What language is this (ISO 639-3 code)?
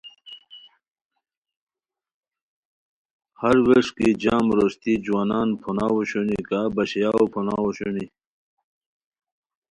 khw